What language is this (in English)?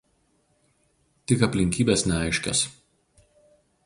Lithuanian